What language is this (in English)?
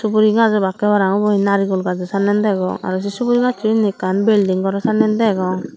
Chakma